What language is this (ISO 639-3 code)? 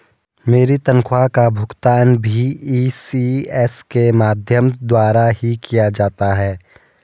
hin